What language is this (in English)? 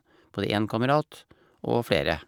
Norwegian